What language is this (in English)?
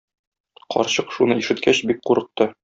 Tatar